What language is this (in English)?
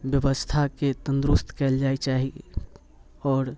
Maithili